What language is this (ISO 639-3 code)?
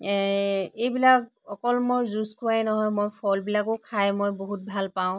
asm